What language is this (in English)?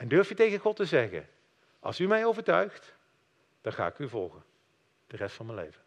Dutch